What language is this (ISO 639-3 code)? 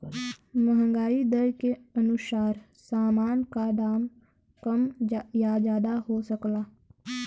bho